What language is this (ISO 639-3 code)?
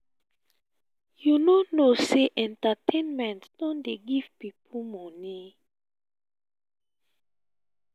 pcm